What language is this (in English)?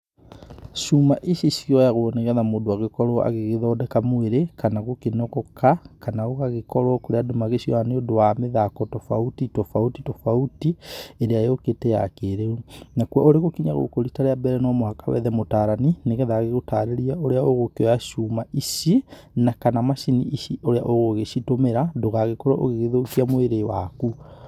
Kikuyu